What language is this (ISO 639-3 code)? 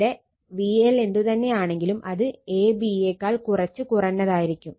mal